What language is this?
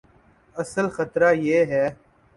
Urdu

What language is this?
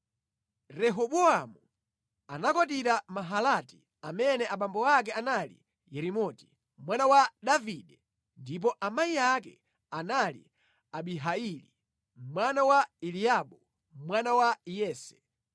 Nyanja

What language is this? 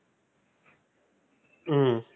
Tamil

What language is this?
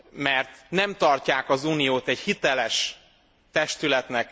Hungarian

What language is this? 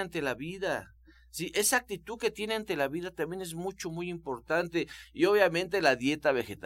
Spanish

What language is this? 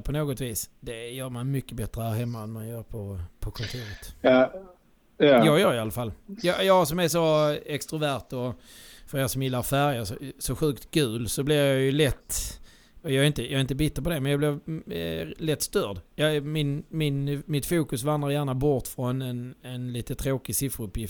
Swedish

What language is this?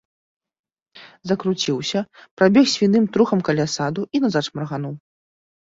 Belarusian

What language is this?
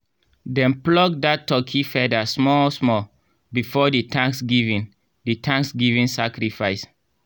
Nigerian Pidgin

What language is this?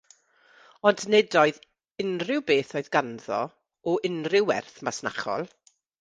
Welsh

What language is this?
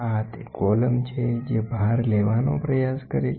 Gujarati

